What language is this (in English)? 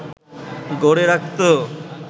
Bangla